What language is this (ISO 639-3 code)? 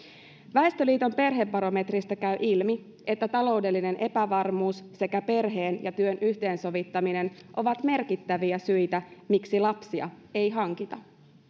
fin